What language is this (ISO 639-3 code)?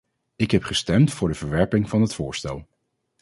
nld